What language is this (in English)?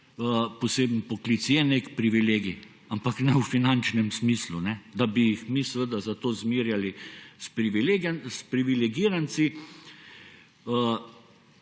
Slovenian